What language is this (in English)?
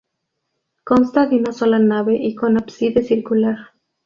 Spanish